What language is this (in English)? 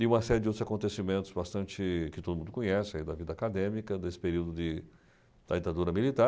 Portuguese